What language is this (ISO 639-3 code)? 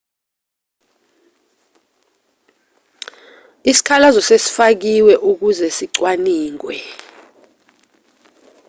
zul